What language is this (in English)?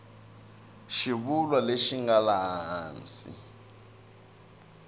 Tsonga